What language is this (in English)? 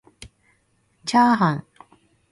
Japanese